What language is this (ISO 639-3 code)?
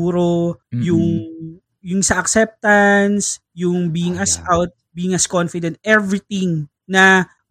fil